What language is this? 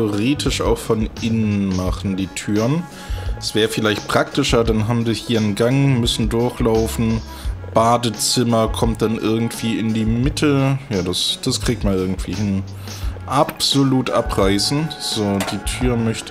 German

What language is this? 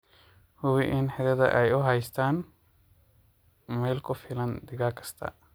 Somali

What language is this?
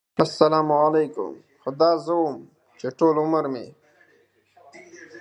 Pashto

